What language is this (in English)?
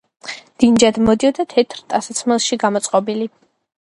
Georgian